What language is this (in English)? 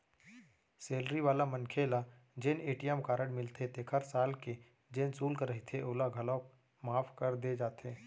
Chhattisgarhi